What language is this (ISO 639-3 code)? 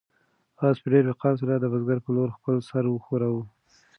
pus